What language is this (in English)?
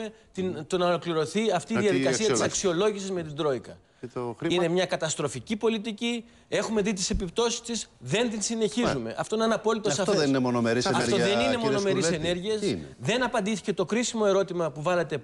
Greek